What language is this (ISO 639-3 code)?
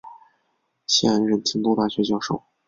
zho